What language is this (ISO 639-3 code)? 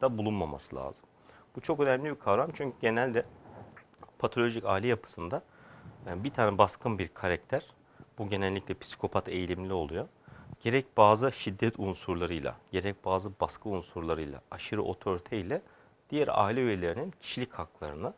tur